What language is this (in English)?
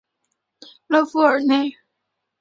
Chinese